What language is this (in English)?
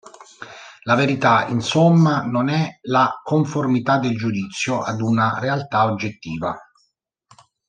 Italian